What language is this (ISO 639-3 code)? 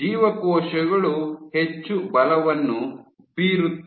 kan